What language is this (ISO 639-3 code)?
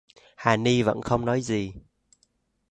vie